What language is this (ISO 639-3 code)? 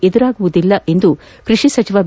kan